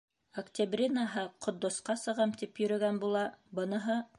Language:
Bashkir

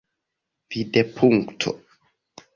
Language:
Esperanto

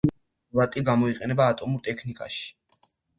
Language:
Georgian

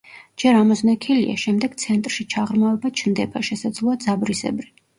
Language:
Georgian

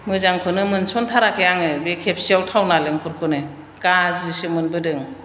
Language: Bodo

